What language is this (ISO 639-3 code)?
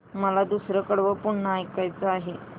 mar